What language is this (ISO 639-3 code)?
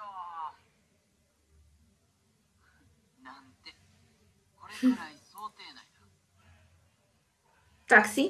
spa